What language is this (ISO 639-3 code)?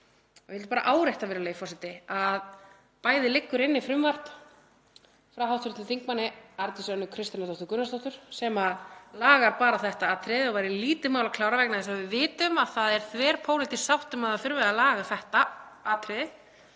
isl